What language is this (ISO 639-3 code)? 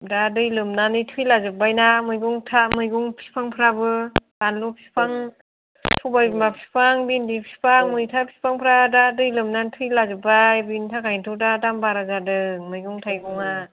brx